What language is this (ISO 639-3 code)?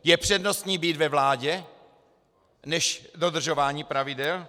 ces